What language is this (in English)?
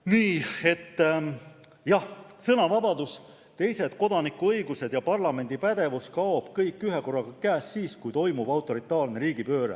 Estonian